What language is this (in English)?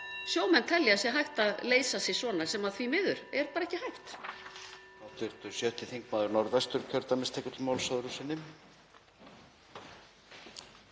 Icelandic